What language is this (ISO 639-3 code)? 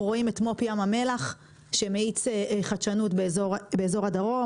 heb